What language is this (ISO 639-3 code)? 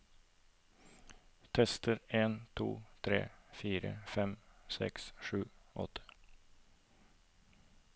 nor